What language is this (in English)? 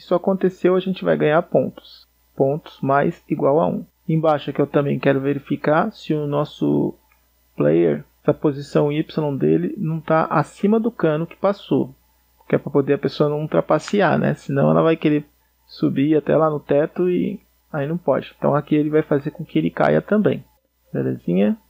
Portuguese